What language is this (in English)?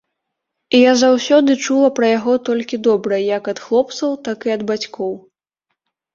Belarusian